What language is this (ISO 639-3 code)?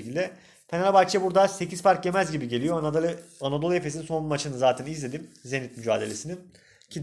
tur